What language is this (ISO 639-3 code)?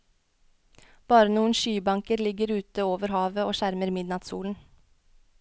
nor